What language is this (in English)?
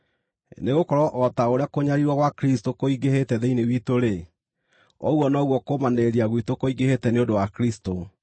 Kikuyu